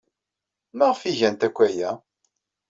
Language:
Kabyle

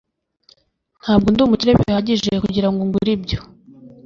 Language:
Kinyarwanda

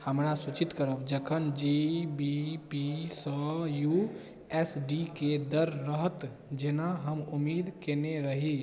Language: Maithili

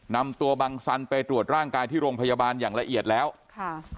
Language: Thai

